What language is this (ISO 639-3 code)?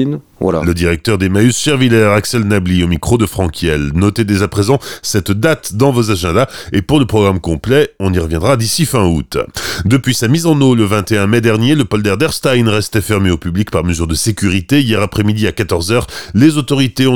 fra